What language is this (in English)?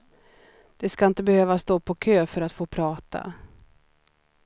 Swedish